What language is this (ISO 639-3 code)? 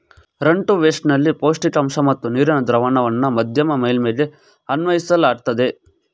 kan